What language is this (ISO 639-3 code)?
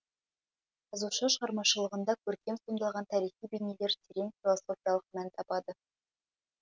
kaz